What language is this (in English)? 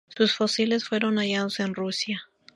Spanish